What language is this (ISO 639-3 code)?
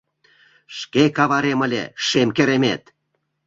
chm